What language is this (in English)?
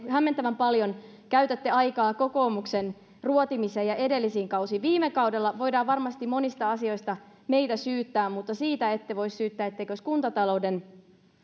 Finnish